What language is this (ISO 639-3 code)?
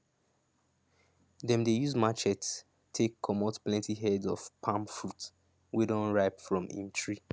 pcm